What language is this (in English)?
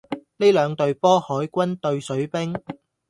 Cantonese